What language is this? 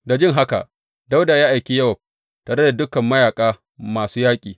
Hausa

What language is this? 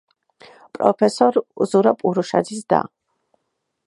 Georgian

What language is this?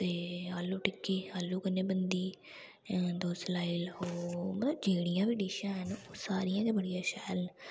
Dogri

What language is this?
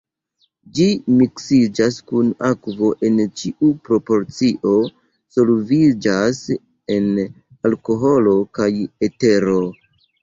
Esperanto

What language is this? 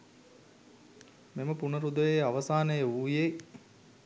Sinhala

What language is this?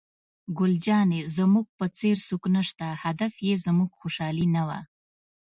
Pashto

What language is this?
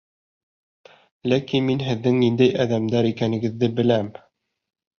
Bashkir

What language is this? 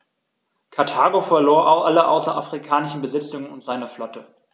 German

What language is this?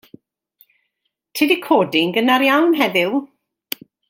Welsh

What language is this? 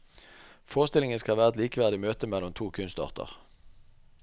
Norwegian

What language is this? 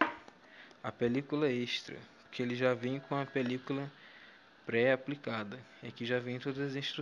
Portuguese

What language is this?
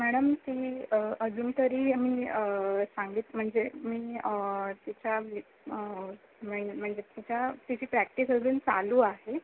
Marathi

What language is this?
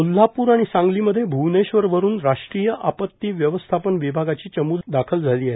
Marathi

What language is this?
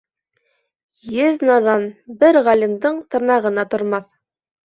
Bashkir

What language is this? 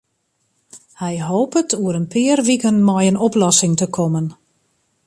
Western Frisian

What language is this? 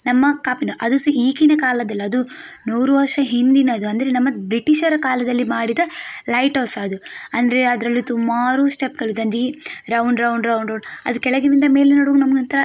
Kannada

